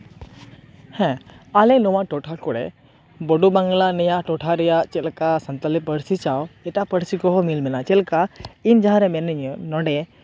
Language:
Santali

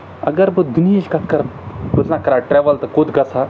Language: Kashmiri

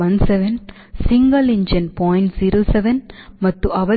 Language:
Kannada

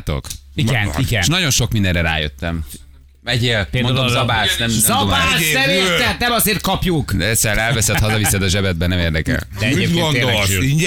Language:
Hungarian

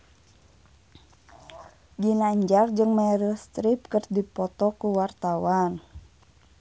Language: Sundanese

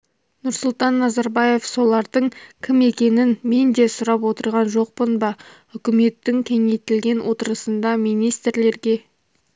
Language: Kazakh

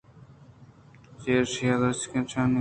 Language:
Eastern Balochi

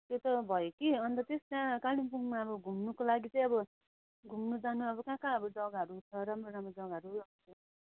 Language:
Nepali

